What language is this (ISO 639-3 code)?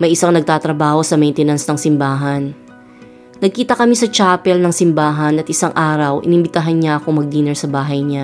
fil